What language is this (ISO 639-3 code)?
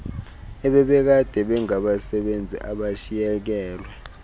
xho